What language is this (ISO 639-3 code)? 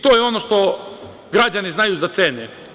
srp